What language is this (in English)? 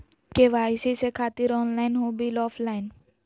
Magahi